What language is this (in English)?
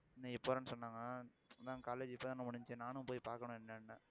Tamil